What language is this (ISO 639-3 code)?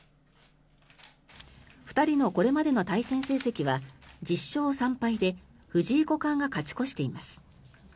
jpn